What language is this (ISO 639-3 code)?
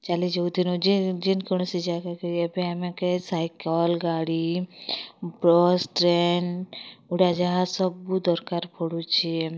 ori